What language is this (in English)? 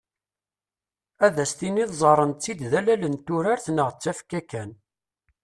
Kabyle